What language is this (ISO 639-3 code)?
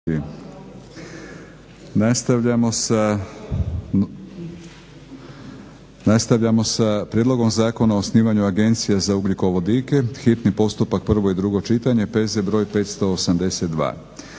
hrv